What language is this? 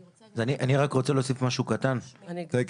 Hebrew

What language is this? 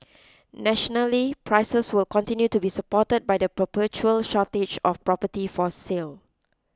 English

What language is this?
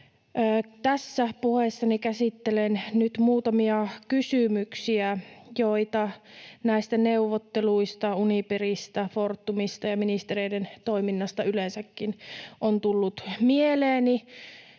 Finnish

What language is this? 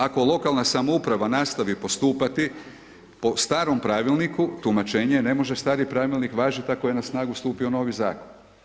Croatian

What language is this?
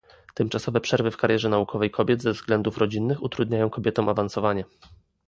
Polish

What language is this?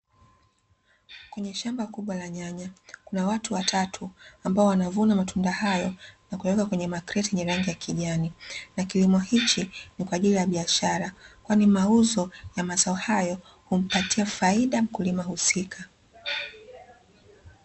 Swahili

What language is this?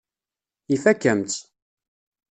Kabyle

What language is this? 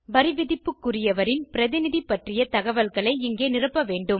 Tamil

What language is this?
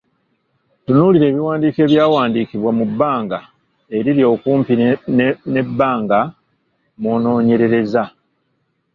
Ganda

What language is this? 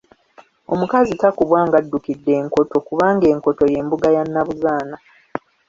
Ganda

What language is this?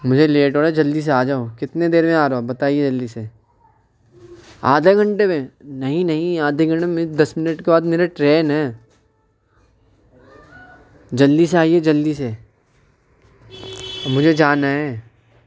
Urdu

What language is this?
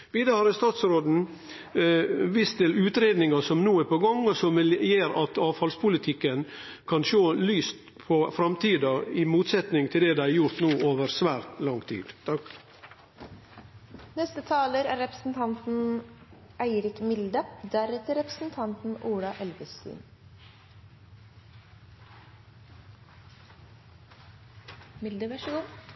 Norwegian Nynorsk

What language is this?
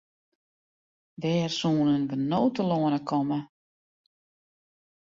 Western Frisian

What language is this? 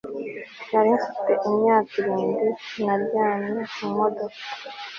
Kinyarwanda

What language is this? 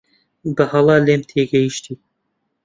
Central Kurdish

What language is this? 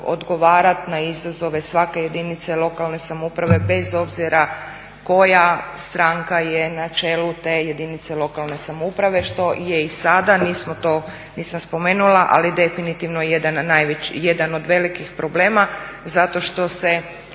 Croatian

